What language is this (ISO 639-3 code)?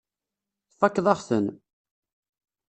kab